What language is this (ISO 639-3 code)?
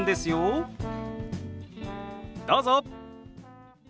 jpn